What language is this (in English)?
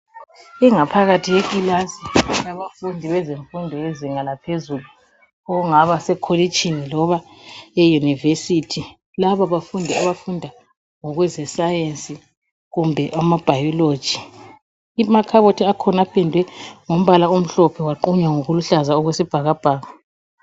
North Ndebele